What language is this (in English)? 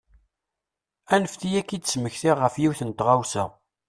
Kabyle